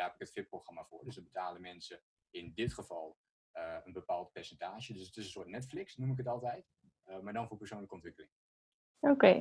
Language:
Dutch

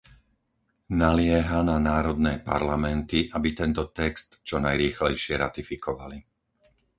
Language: Slovak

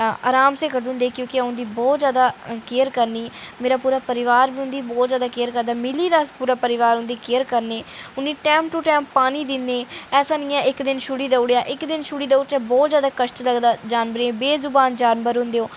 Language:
Dogri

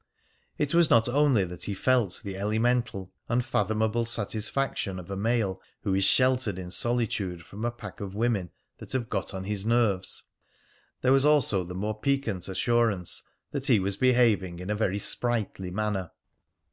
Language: English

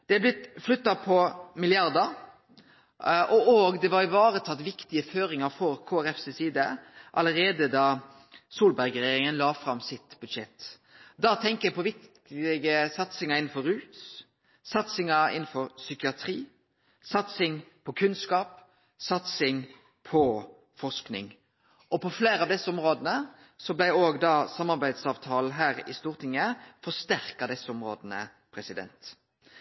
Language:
Norwegian Nynorsk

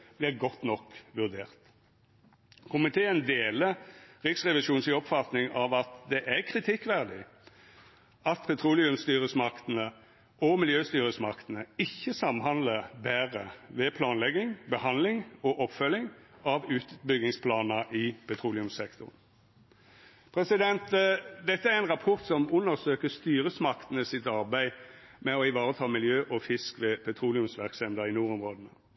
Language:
Norwegian Nynorsk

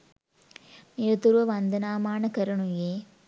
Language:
Sinhala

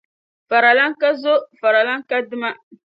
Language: Dagbani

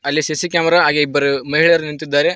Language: Kannada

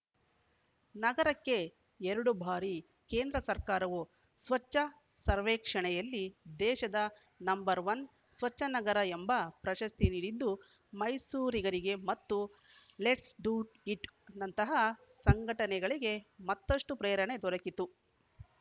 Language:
Kannada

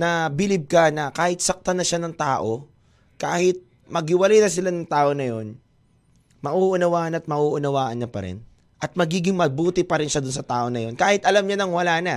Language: Filipino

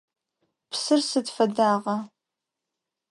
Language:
Adyghe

